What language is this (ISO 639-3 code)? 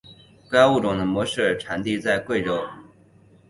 zho